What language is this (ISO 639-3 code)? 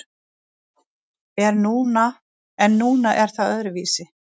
isl